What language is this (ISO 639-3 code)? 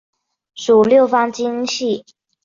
zho